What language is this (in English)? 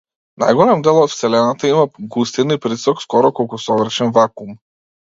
Macedonian